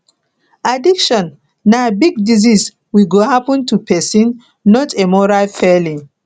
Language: Nigerian Pidgin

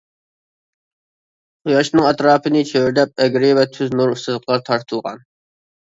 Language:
Uyghur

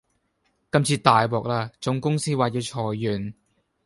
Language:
Cantonese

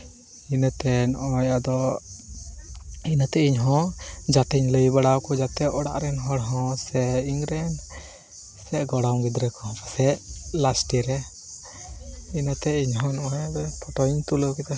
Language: Santali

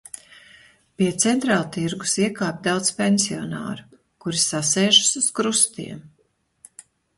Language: Latvian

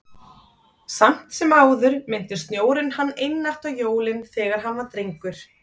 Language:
Icelandic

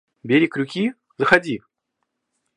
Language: Russian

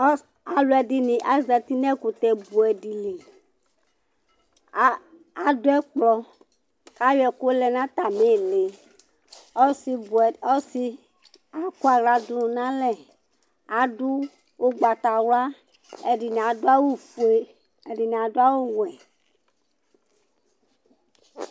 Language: Ikposo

